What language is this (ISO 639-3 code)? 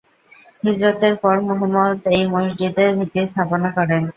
ben